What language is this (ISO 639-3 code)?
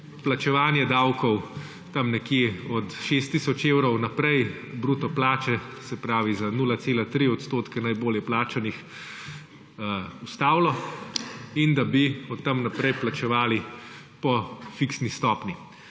slv